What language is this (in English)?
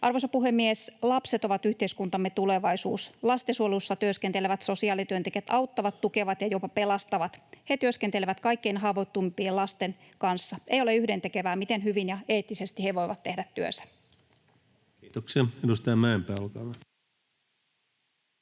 Finnish